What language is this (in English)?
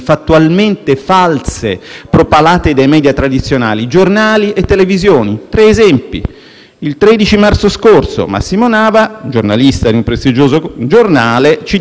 Italian